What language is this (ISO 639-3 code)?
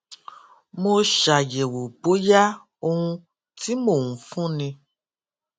yor